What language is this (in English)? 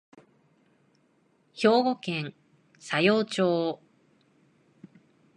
Japanese